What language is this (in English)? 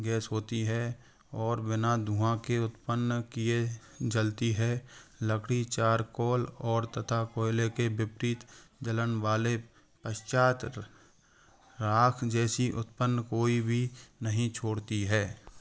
Hindi